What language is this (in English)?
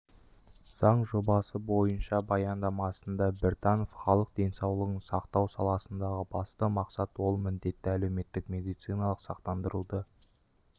Kazakh